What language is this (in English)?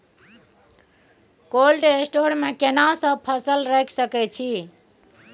Maithili